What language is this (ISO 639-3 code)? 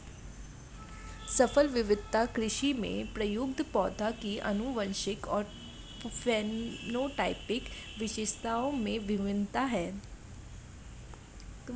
hin